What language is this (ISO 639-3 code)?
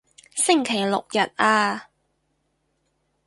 yue